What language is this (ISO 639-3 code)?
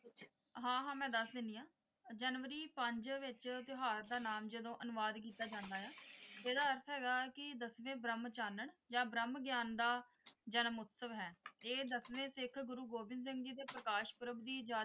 pan